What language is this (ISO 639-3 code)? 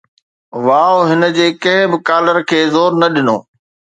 snd